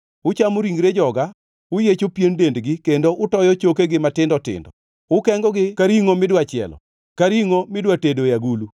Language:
Luo (Kenya and Tanzania)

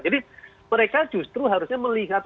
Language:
Indonesian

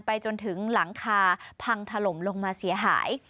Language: Thai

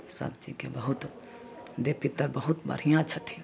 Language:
Maithili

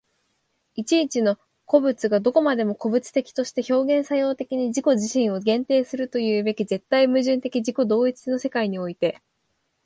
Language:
Japanese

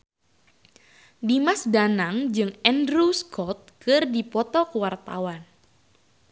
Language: Sundanese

